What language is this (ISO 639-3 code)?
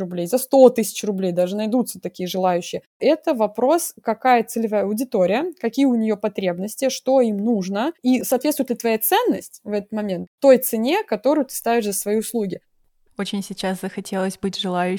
rus